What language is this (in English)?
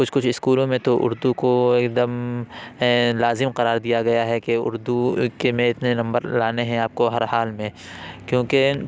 Urdu